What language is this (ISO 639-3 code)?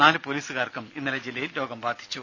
mal